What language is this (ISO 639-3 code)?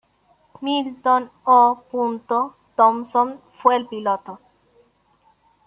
spa